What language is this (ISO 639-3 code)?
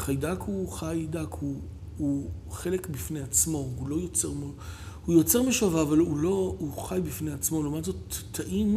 heb